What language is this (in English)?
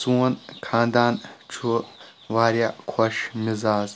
Kashmiri